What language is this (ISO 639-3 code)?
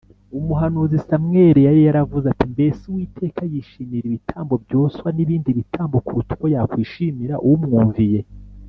kin